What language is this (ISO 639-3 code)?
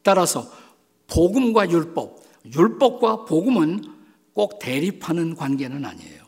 kor